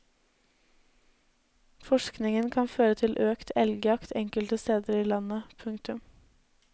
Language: Norwegian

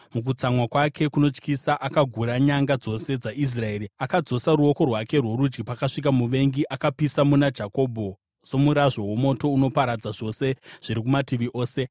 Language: Shona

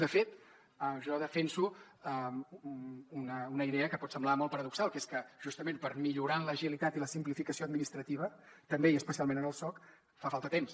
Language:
Catalan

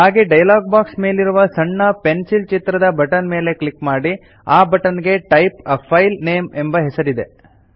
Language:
Kannada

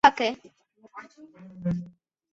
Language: Chinese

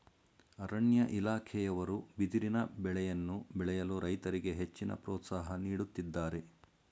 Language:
Kannada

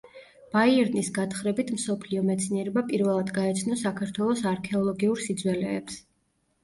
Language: Georgian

